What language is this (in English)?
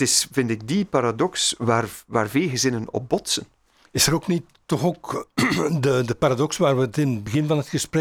Dutch